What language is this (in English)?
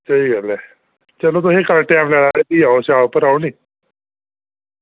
Dogri